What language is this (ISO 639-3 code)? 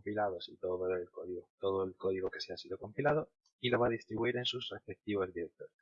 spa